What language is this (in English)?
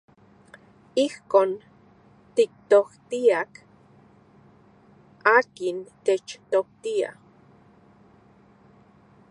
Central Puebla Nahuatl